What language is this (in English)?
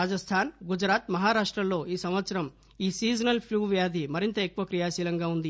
Telugu